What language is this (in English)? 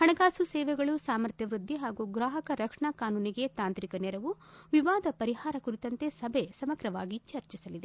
Kannada